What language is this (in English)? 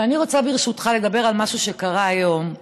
Hebrew